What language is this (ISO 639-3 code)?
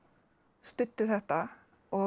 isl